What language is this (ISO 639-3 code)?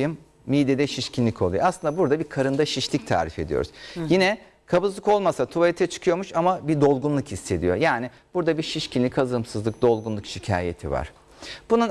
tur